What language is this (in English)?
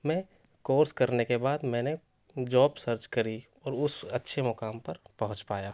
Urdu